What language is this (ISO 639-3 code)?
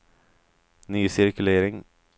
swe